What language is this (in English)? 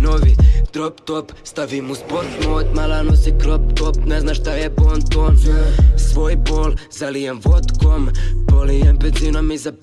Bosnian